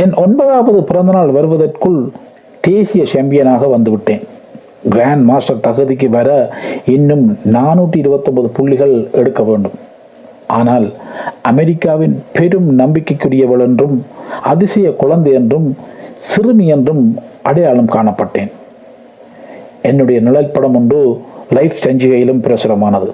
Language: Tamil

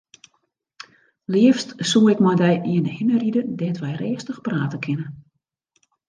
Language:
Western Frisian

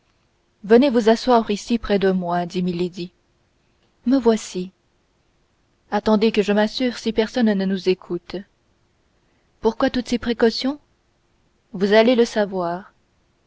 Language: French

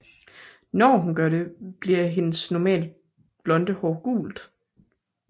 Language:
Danish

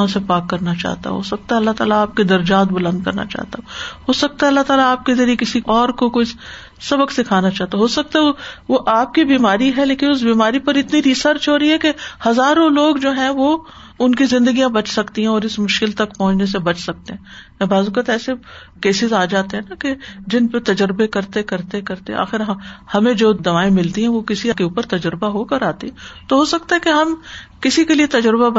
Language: Urdu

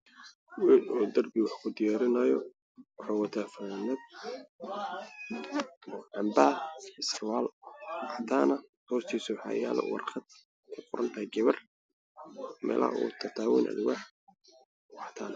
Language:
Somali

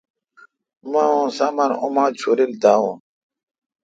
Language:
Kalkoti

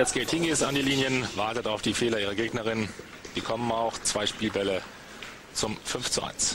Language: German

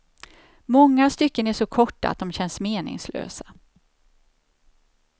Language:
Swedish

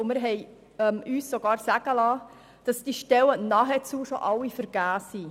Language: Swiss German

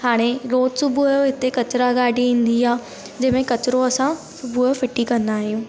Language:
Sindhi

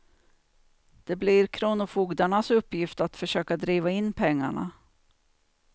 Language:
Swedish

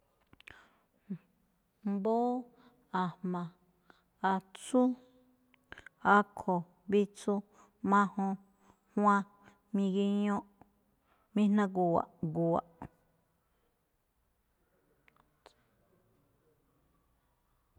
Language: Malinaltepec Me'phaa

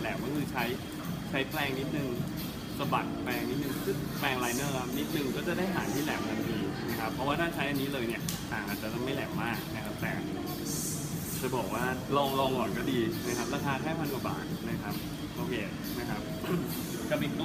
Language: Thai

